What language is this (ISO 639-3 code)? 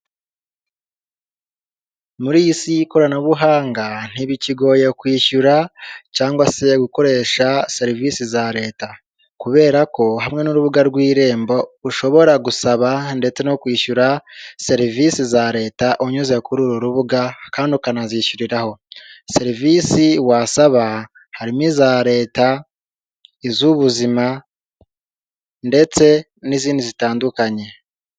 kin